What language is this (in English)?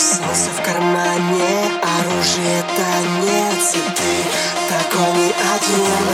Russian